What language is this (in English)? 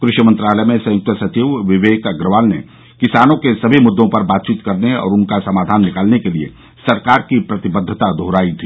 Hindi